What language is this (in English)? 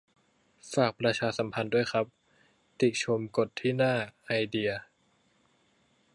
Thai